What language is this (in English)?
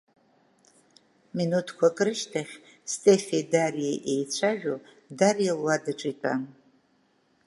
Abkhazian